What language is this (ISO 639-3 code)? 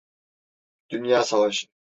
tur